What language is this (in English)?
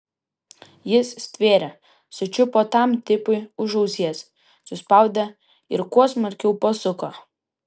Lithuanian